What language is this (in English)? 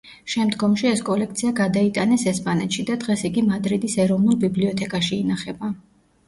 Georgian